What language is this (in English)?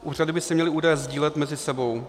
Czech